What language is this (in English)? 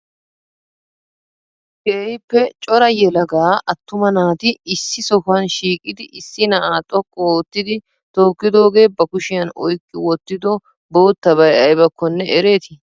Wolaytta